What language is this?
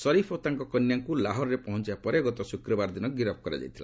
Odia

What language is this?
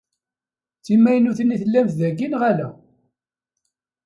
Kabyle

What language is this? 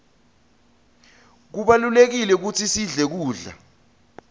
Swati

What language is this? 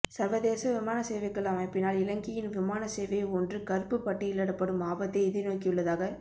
Tamil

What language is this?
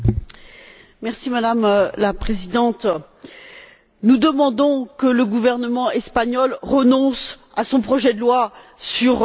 French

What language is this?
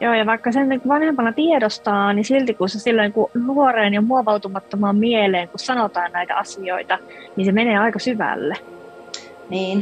Finnish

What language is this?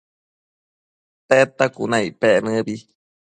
Matsés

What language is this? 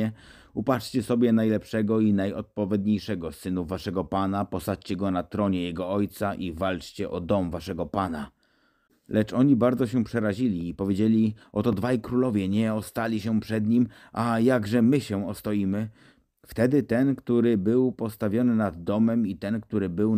Polish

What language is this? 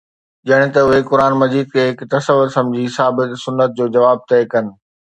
Sindhi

